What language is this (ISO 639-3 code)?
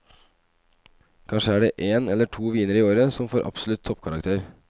nor